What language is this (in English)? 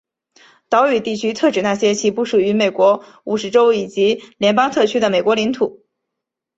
Chinese